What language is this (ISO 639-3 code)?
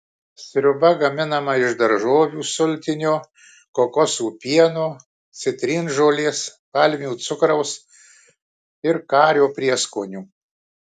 lit